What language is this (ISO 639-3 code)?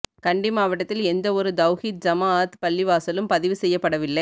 tam